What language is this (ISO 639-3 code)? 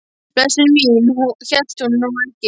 isl